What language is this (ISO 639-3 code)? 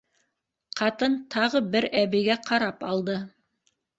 bak